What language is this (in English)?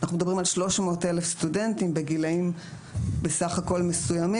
Hebrew